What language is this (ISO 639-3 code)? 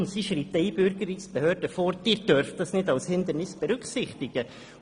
gsw